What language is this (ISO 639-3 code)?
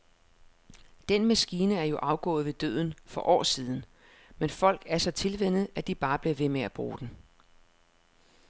dan